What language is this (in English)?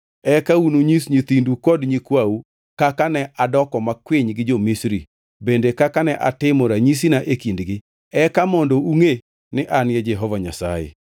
Luo (Kenya and Tanzania)